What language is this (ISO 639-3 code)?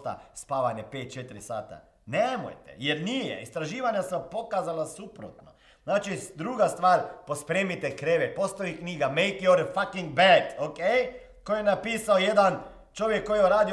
hrv